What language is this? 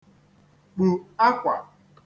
Igbo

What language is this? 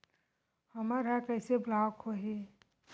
Chhattisgarhi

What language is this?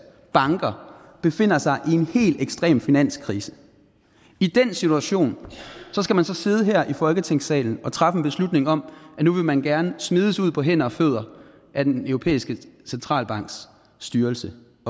Danish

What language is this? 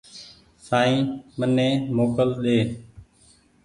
Goaria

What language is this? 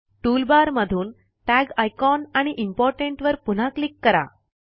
Marathi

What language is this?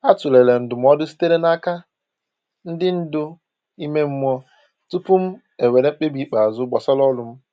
Igbo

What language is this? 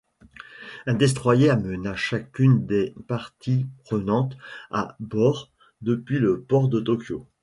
French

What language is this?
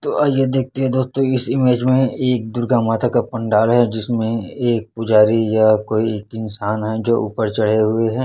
Hindi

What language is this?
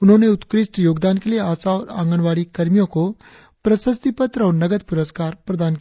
Hindi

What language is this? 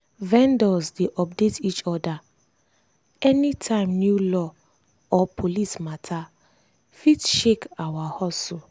Nigerian Pidgin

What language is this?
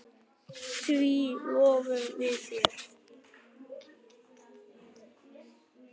Icelandic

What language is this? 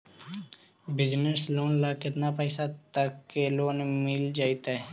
Magahi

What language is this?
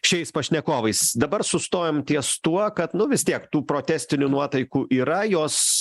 Lithuanian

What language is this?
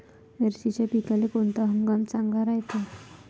Marathi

